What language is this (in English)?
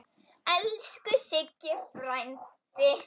Icelandic